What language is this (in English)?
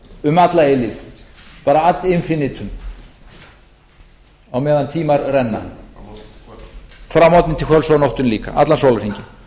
Icelandic